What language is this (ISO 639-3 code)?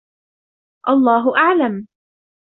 ara